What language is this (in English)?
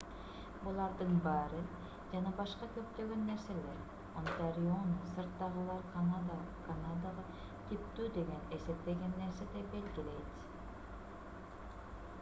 Kyrgyz